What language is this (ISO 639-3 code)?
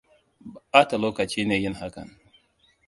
hau